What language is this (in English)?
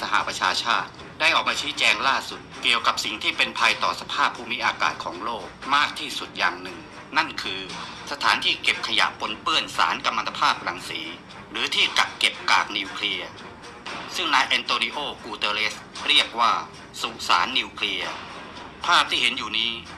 Thai